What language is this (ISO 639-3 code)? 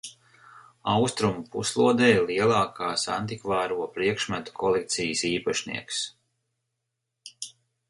lav